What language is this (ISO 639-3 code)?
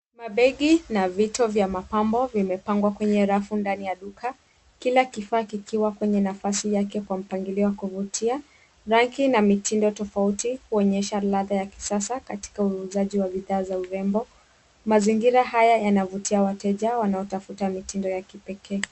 swa